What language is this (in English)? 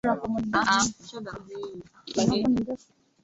Swahili